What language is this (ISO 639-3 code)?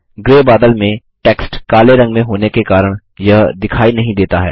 hin